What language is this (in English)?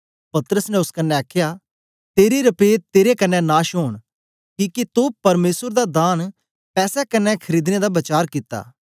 Dogri